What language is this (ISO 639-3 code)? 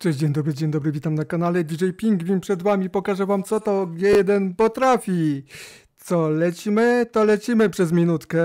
pol